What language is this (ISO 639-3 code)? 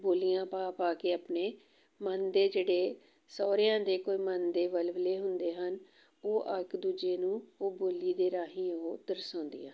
pan